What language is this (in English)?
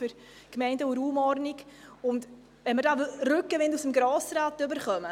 Swiss German